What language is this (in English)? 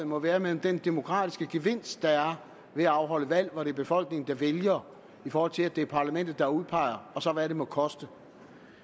Danish